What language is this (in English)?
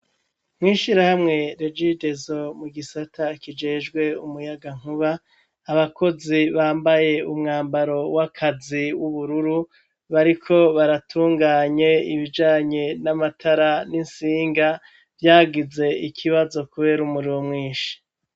Rundi